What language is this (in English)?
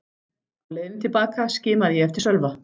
Icelandic